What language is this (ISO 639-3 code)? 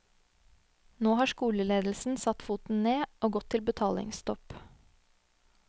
nor